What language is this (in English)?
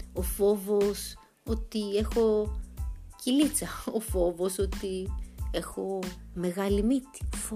Greek